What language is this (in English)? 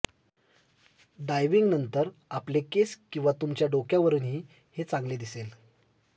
Marathi